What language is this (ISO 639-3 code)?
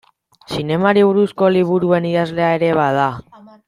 eus